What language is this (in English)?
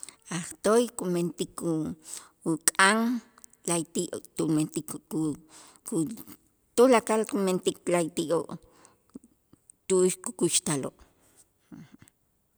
Itzá